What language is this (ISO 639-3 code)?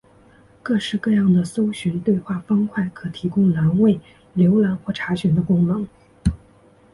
zho